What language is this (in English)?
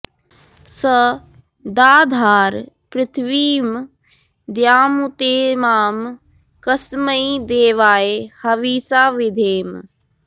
Sanskrit